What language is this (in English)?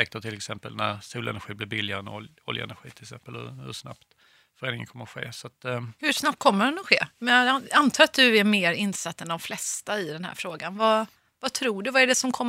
Swedish